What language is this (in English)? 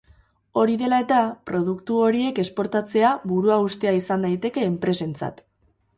Basque